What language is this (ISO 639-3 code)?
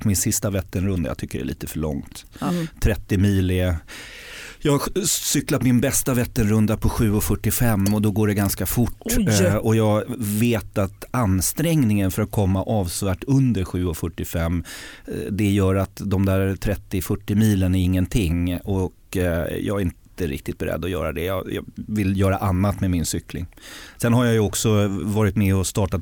swe